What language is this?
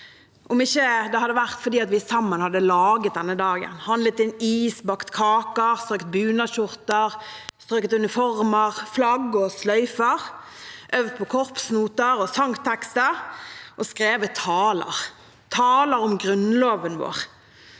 Norwegian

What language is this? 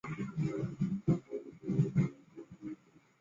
Chinese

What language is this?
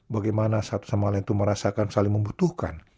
Indonesian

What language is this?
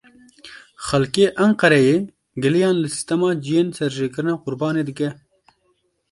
Kurdish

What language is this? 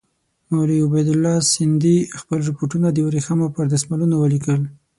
Pashto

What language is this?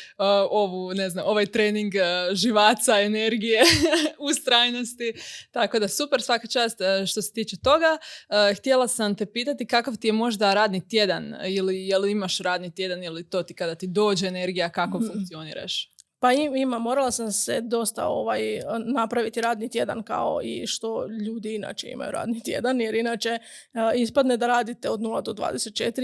Croatian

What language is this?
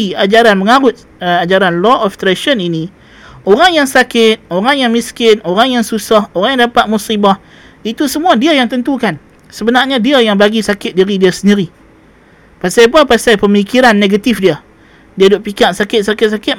Malay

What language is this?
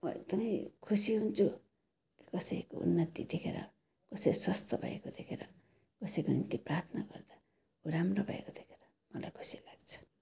Nepali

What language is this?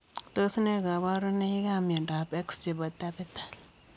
Kalenjin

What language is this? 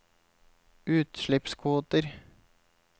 Norwegian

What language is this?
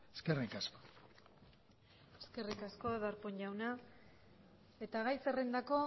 Basque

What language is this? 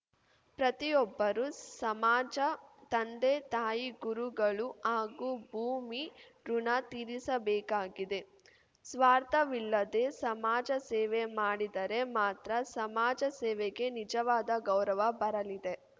Kannada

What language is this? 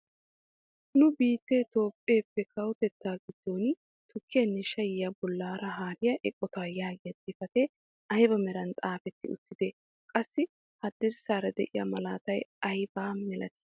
Wolaytta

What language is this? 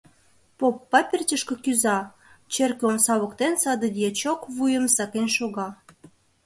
Mari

